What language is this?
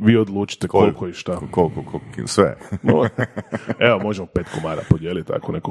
Croatian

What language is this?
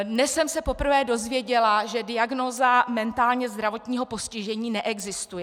Czech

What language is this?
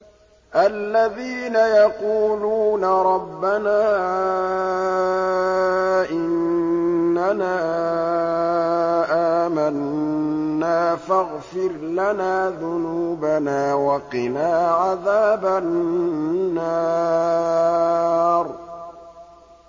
Arabic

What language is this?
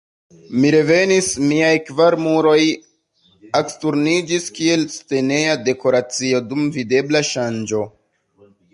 Esperanto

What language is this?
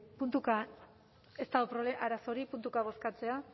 Basque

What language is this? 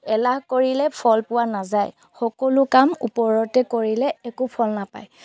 Assamese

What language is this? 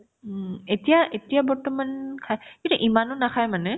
Assamese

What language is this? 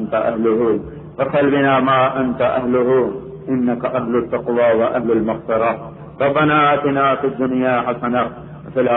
Arabic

